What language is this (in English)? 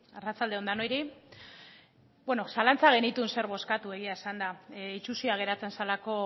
Basque